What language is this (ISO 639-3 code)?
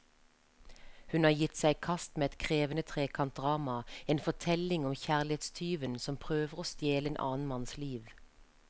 nor